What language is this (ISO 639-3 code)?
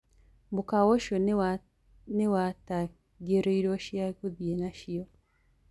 kik